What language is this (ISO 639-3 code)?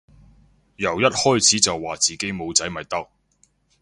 yue